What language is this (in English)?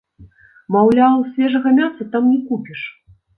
Belarusian